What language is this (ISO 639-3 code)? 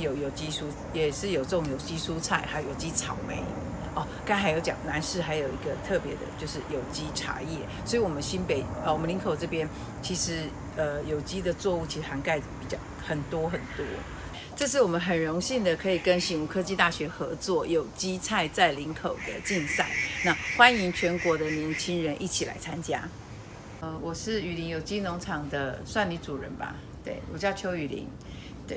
zho